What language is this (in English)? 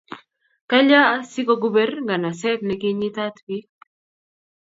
Kalenjin